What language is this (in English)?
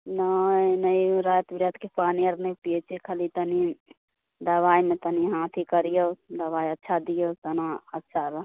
Maithili